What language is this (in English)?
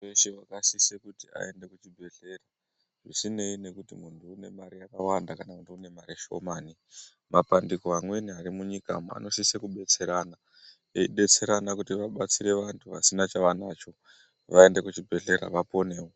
Ndau